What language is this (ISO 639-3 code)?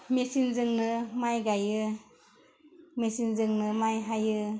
brx